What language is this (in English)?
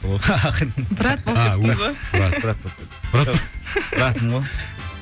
Kazakh